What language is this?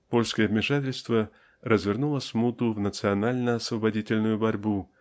Russian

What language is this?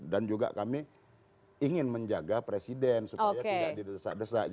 Indonesian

